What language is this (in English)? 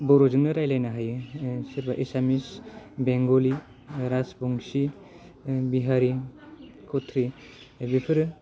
Bodo